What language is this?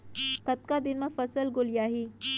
Chhattisgarhi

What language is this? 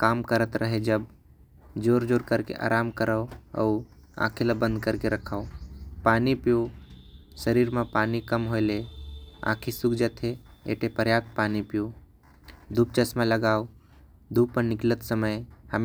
Korwa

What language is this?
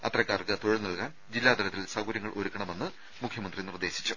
Malayalam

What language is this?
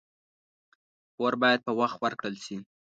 Pashto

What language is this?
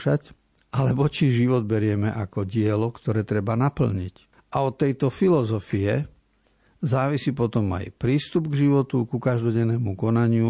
Slovak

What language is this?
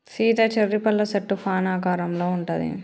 Telugu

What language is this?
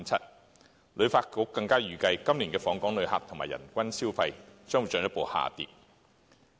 Cantonese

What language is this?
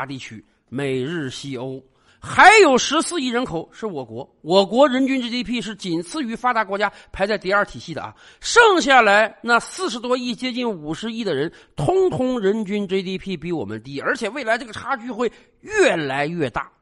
Chinese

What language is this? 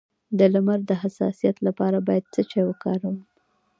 Pashto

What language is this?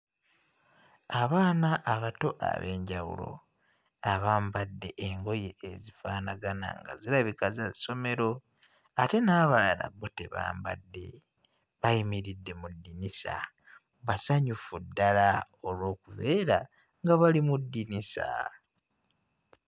Ganda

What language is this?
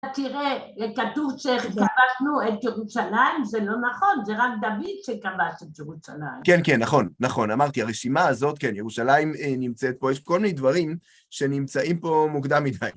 Hebrew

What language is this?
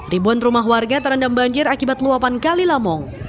Indonesian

